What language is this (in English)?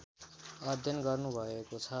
Nepali